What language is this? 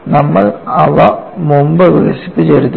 Malayalam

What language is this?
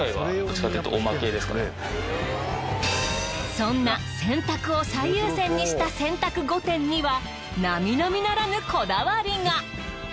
Japanese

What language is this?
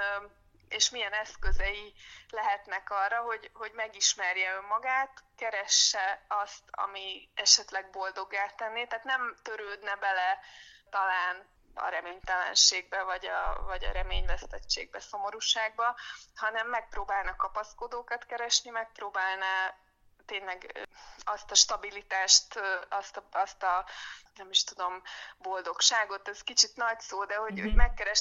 Hungarian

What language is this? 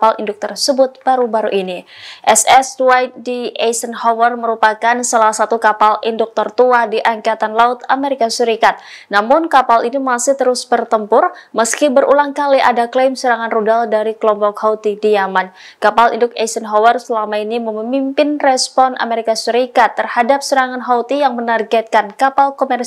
Indonesian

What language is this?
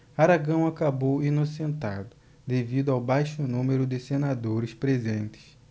Portuguese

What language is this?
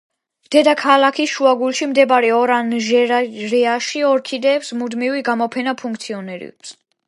Georgian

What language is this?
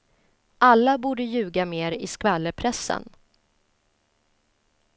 Swedish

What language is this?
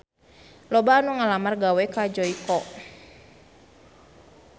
Sundanese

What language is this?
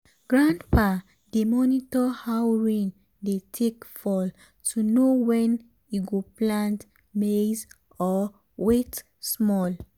Nigerian Pidgin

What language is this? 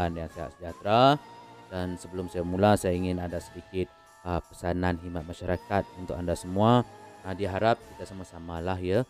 Malay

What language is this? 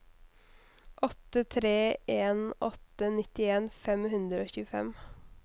Norwegian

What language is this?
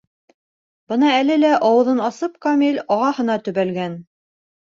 Bashkir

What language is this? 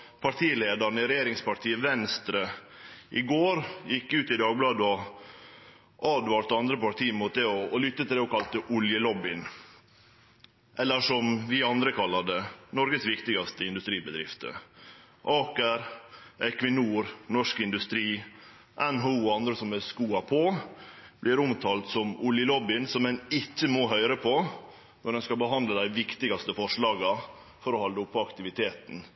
Norwegian Nynorsk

